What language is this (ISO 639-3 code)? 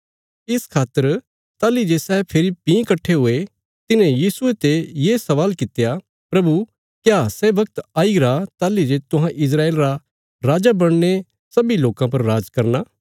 kfs